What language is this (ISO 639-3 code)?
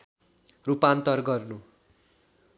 nep